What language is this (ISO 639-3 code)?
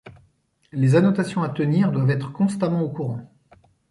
fra